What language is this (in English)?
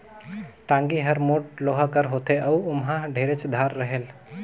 Chhattisgarhi